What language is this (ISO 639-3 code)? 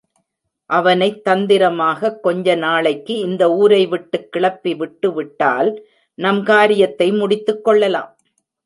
tam